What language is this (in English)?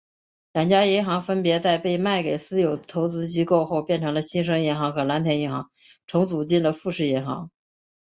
Chinese